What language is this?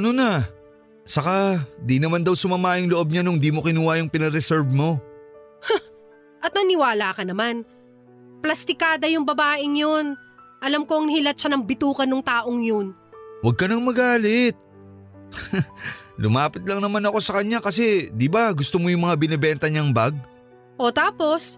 Filipino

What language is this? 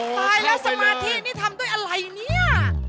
Thai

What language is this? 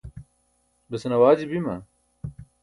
Burushaski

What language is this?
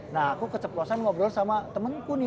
Indonesian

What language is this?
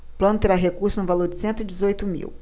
Portuguese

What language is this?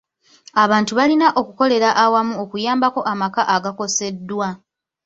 Ganda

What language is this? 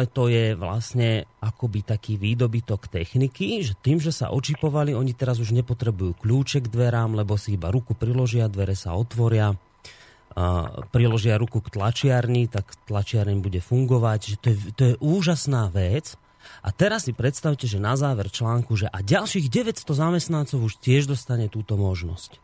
Slovak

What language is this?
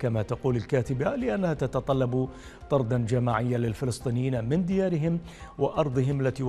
Arabic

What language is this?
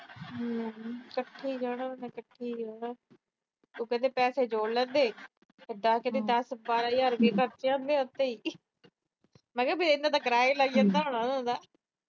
Punjabi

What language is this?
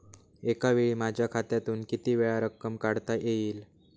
Marathi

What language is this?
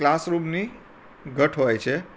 Gujarati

